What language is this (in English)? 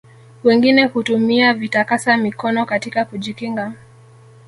Swahili